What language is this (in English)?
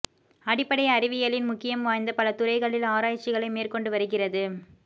Tamil